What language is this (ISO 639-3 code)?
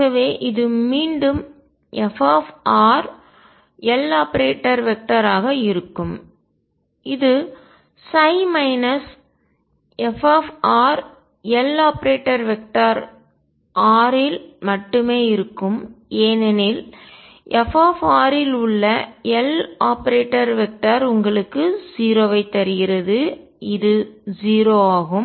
tam